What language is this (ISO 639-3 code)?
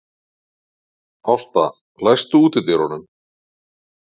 isl